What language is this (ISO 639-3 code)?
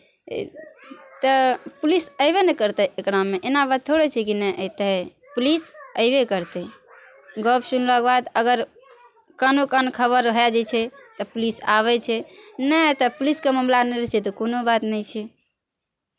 mai